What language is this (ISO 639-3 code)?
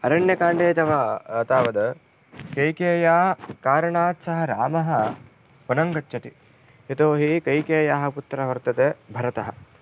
san